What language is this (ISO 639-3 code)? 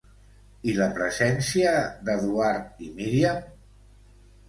cat